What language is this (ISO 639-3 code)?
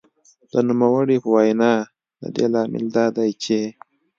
pus